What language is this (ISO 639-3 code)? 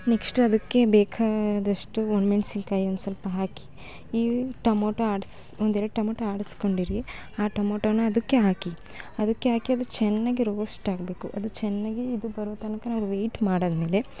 kan